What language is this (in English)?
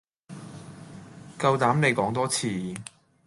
Cantonese